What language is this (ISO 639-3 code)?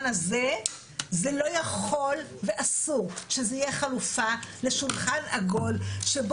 heb